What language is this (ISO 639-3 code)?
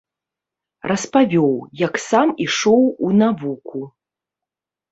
bel